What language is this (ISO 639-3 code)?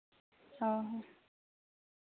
sat